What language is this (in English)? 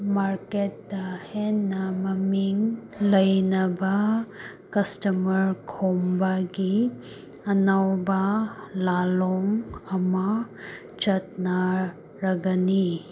Manipuri